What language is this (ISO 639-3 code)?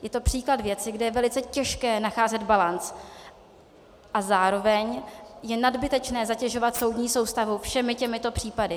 ces